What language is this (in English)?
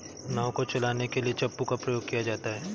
Hindi